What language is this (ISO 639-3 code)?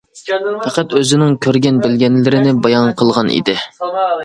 uig